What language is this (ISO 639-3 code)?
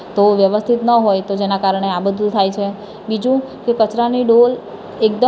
guj